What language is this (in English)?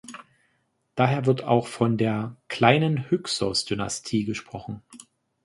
German